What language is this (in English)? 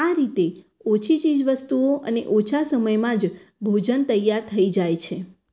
Gujarati